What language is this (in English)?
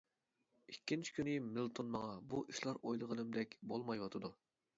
Uyghur